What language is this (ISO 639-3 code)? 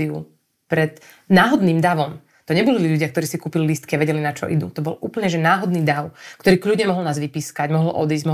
slk